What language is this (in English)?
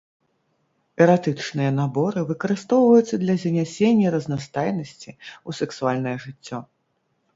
Belarusian